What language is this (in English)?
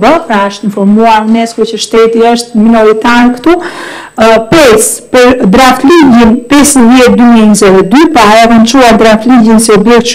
Romanian